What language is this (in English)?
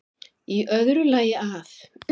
Icelandic